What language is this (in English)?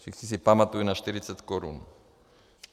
Czech